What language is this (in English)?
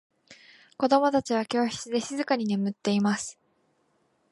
Japanese